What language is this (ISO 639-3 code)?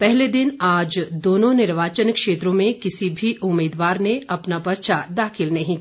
hin